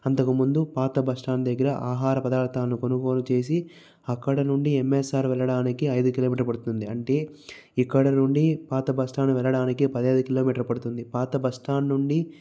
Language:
Telugu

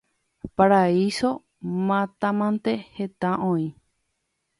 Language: Guarani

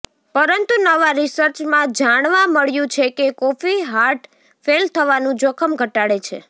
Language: Gujarati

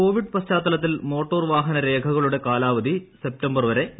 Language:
Malayalam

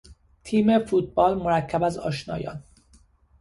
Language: Persian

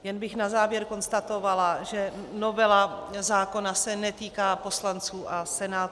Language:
Czech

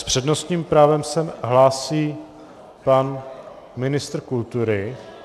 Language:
Czech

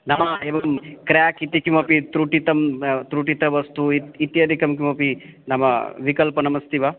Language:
Sanskrit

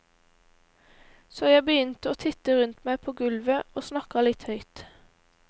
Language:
Norwegian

